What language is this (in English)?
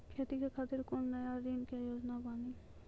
Maithili